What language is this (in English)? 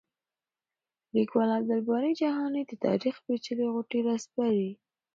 Pashto